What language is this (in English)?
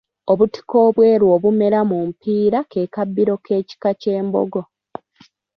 Ganda